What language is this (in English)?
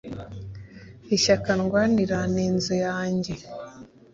Kinyarwanda